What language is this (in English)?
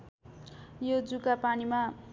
Nepali